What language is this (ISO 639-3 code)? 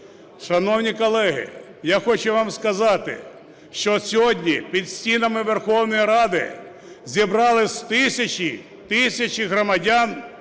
ukr